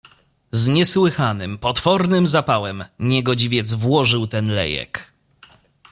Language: Polish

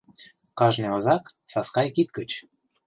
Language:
Mari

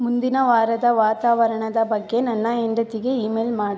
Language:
Kannada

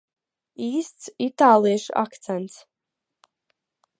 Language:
Latvian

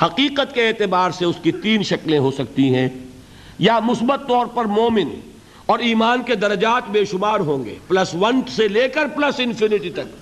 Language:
Urdu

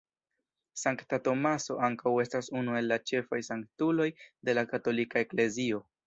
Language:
Esperanto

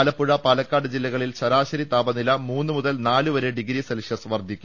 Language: Malayalam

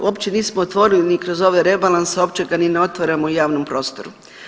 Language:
Croatian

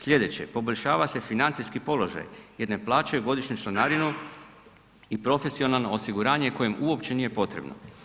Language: Croatian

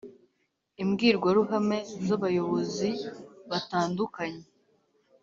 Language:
Kinyarwanda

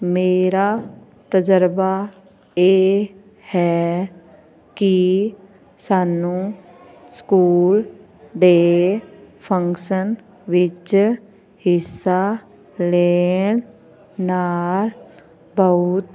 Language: Punjabi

